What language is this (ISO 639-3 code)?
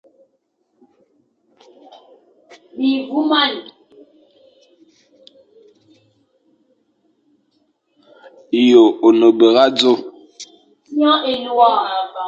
fan